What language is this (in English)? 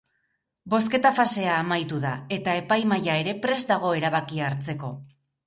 Basque